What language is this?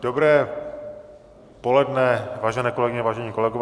Czech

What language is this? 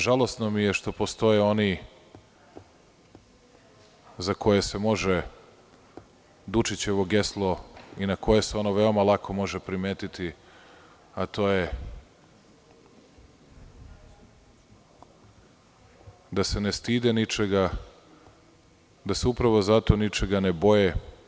Serbian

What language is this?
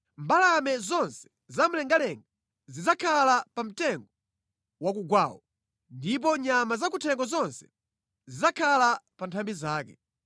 Nyanja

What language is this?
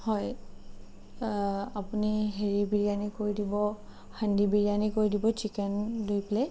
Assamese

